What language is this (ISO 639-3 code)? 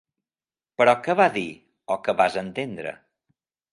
cat